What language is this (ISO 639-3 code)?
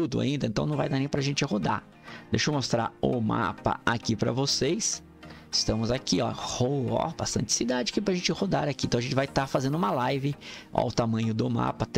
por